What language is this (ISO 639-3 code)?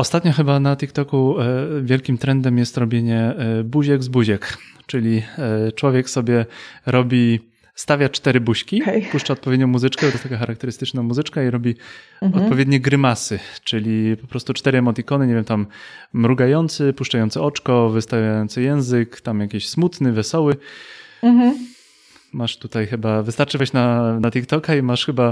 pol